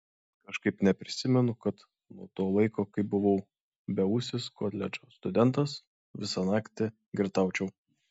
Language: Lithuanian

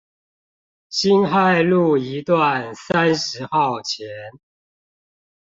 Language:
Chinese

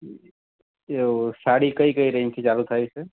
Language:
Gujarati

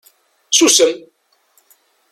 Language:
Kabyle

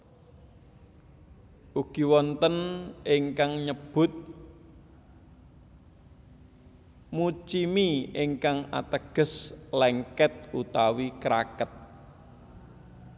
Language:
Javanese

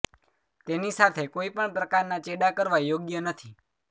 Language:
Gujarati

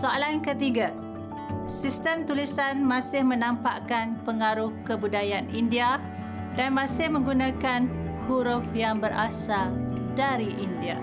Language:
Malay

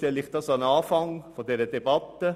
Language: Swiss German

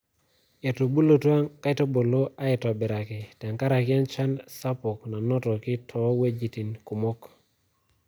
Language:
Masai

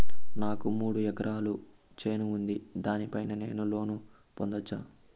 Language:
Telugu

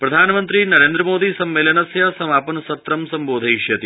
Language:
Sanskrit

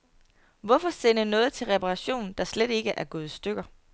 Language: Danish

